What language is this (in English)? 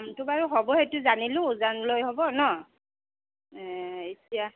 Assamese